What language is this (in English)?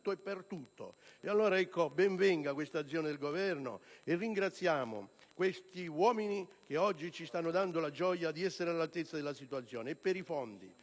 Italian